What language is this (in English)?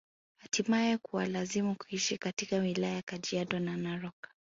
Swahili